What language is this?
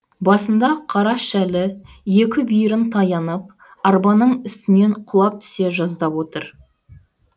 Kazakh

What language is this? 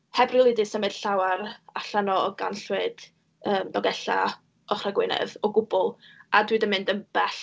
Welsh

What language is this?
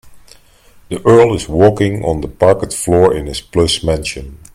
English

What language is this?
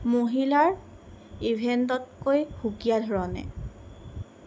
Assamese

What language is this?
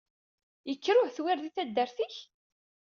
Kabyle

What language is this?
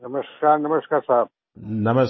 Hindi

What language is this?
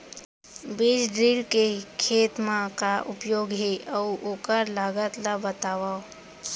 Chhattisgarhi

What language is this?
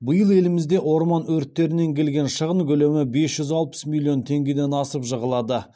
Kazakh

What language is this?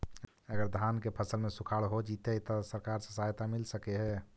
Magahi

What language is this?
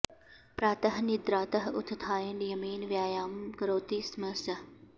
Sanskrit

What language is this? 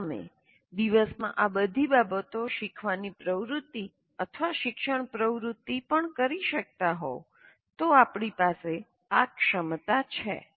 Gujarati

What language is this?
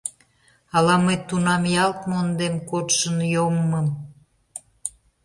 Mari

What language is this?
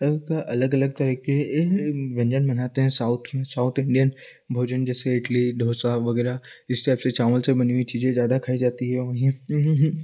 Hindi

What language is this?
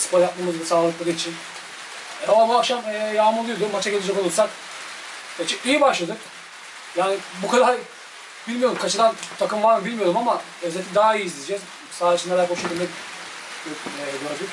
Turkish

